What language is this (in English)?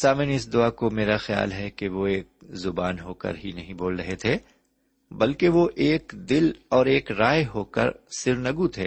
Urdu